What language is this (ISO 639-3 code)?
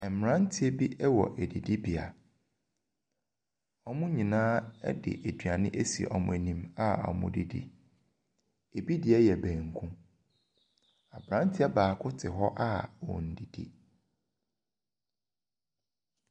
aka